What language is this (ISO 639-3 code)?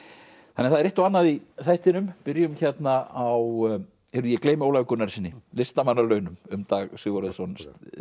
isl